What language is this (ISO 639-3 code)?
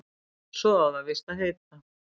isl